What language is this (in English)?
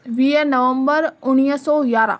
Sindhi